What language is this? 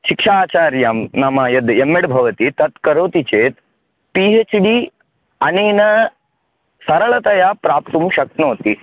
Sanskrit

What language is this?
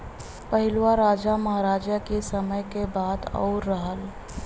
Bhojpuri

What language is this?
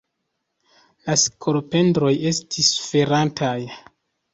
Esperanto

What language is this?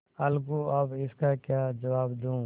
Hindi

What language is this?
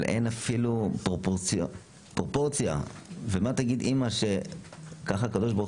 Hebrew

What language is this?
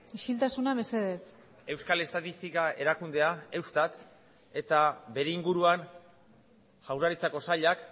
Basque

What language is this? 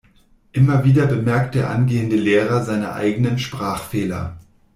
German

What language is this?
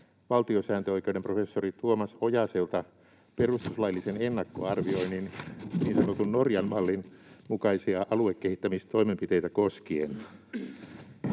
Finnish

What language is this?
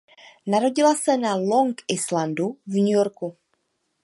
Czech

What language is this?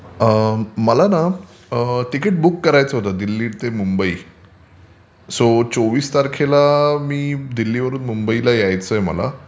Marathi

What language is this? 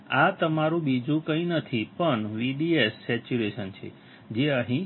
Gujarati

